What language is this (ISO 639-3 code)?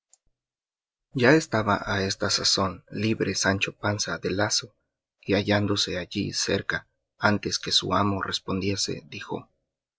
spa